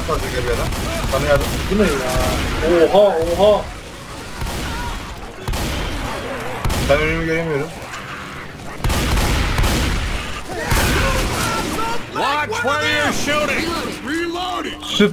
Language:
Turkish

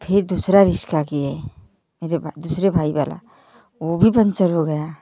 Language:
Hindi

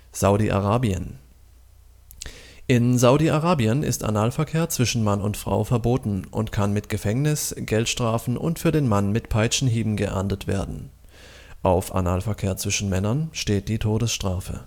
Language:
German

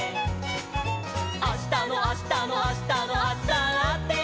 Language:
Japanese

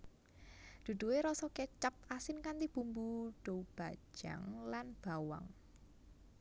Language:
Javanese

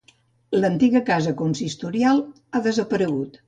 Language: Catalan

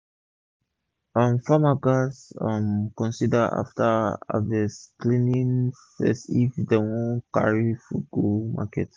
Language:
Nigerian Pidgin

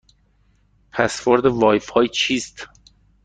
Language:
Persian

